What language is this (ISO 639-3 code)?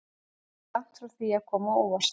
isl